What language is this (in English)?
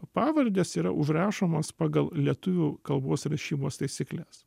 Lithuanian